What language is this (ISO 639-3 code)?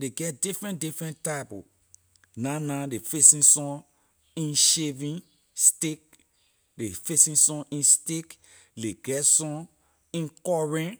lir